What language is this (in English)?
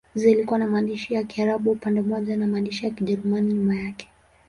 Swahili